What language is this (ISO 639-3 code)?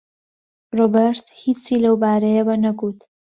ckb